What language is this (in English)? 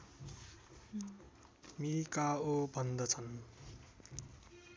Nepali